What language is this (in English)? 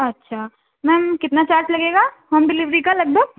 Urdu